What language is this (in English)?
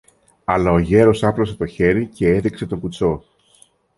Greek